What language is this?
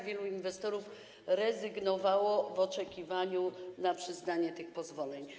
Polish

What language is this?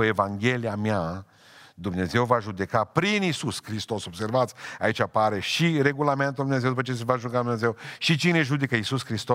Romanian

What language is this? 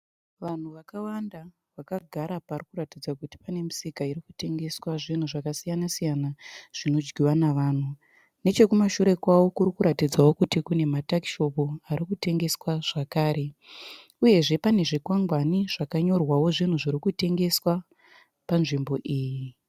Shona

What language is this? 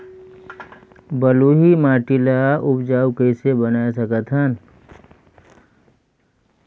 Chhattisgarhi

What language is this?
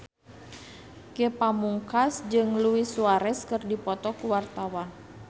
Sundanese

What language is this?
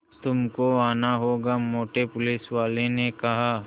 Hindi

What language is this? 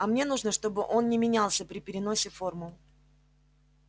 Russian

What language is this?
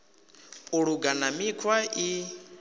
Venda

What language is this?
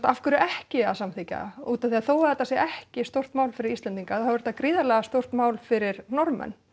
Icelandic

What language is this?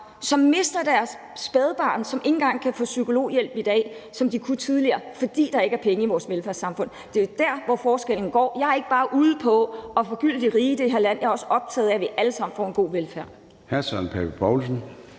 Danish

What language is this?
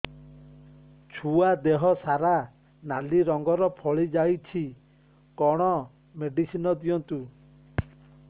Odia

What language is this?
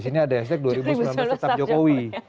Indonesian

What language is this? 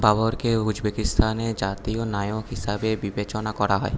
Bangla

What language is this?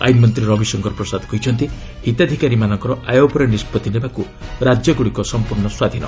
Odia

